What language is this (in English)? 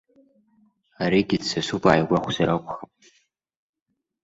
Abkhazian